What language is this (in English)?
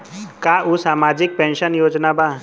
Bhojpuri